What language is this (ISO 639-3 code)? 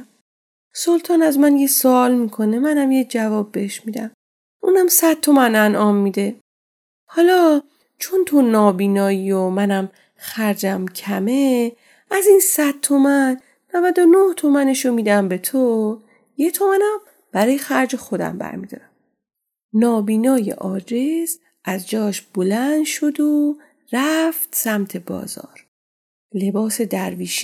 fas